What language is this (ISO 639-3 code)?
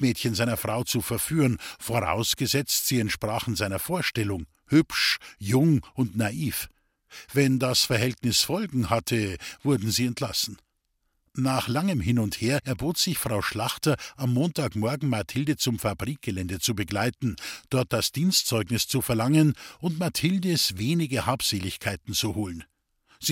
deu